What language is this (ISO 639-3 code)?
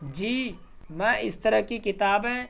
urd